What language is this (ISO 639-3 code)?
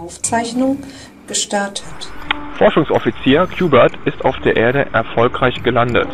deu